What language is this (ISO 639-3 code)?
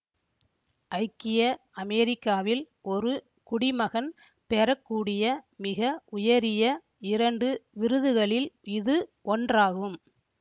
tam